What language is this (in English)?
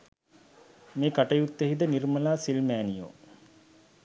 Sinhala